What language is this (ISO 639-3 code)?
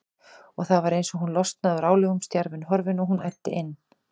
isl